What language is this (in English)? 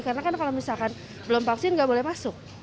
Indonesian